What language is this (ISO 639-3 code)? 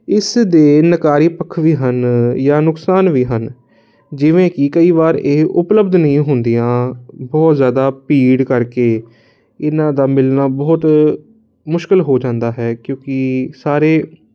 pan